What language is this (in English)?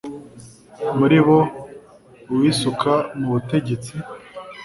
Kinyarwanda